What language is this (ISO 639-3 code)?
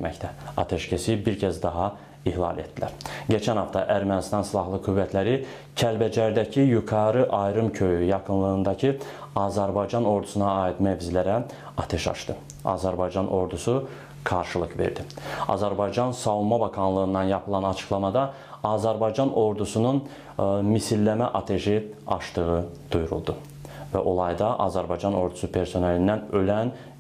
tur